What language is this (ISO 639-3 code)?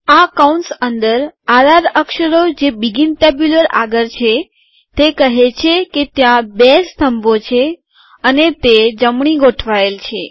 guj